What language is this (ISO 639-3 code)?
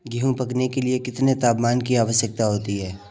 hin